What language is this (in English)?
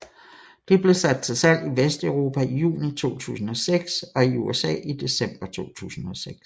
Danish